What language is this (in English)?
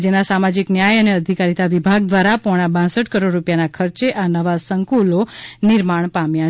Gujarati